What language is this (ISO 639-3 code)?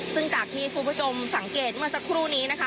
tha